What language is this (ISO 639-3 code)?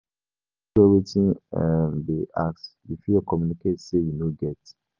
pcm